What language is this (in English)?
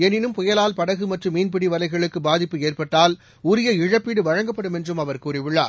Tamil